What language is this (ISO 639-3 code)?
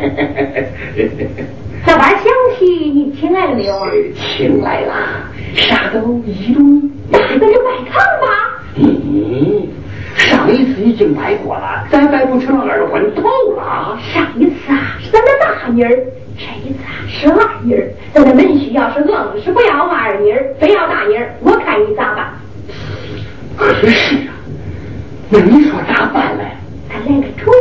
zho